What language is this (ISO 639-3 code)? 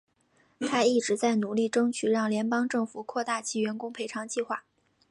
zho